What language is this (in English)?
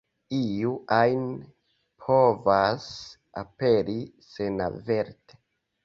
Esperanto